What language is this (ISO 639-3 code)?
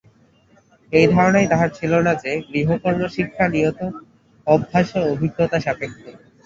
ben